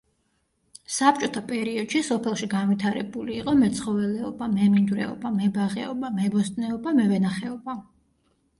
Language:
Georgian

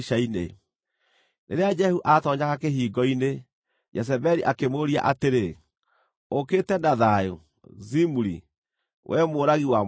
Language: Kikuyu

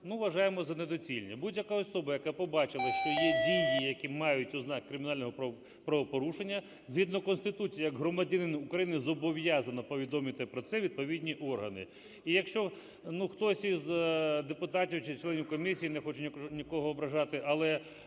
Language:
Ukrainian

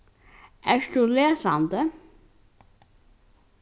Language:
Faroese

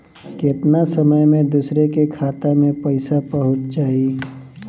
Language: Bhojpuri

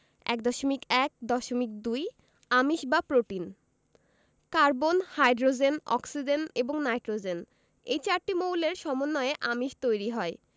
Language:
Bangla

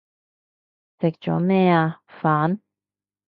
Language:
Cantonese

